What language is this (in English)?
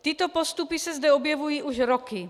Czech